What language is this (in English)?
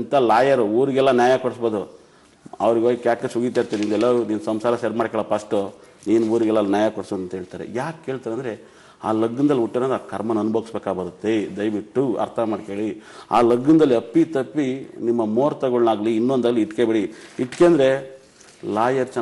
Arabic